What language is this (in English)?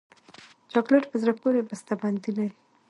Pashto